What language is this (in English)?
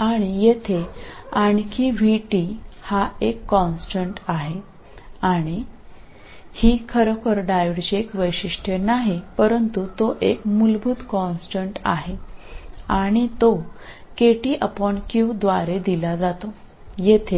Malayalam